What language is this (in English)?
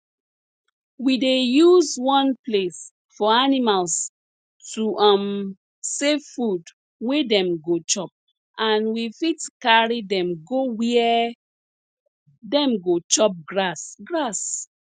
Nigerian Pidgin